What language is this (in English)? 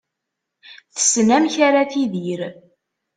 Kabyle